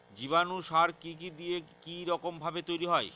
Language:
Bangla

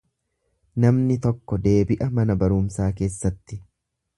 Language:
Oromo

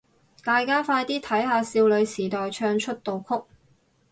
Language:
Cantonese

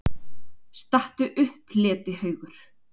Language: Icelandic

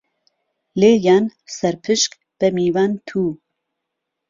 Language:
Central Kurdish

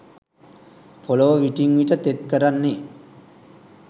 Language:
Sinhala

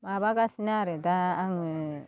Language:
Bodo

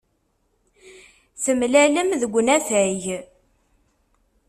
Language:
Kabyle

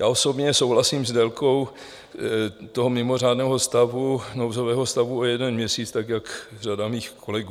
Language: Czech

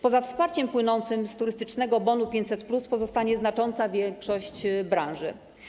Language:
Polish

